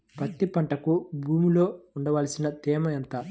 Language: Telugu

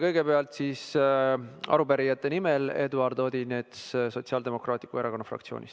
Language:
Estonian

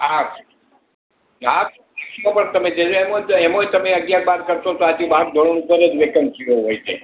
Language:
Gujarati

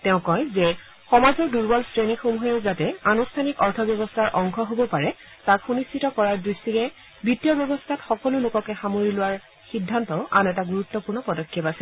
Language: Assamese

